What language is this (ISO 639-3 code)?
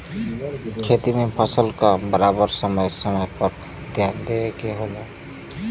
bho